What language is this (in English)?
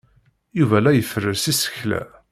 Kabyle